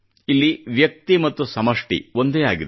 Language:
Kannada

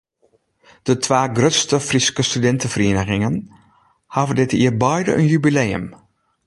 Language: Western Frisian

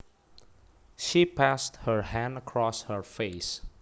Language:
Javanese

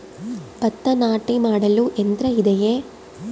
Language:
Kannada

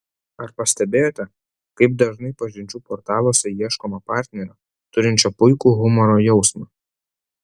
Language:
Lithuanian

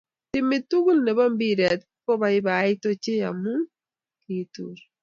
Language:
Kalenjin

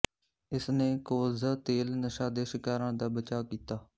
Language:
Punjabi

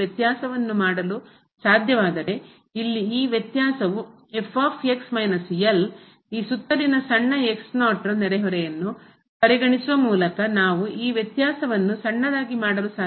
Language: Kannada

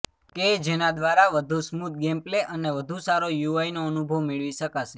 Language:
Gujarati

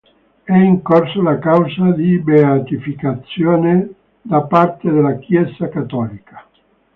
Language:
Italian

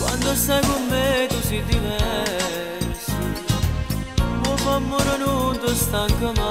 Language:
Romanian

